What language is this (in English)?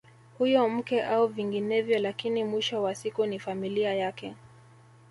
Swahili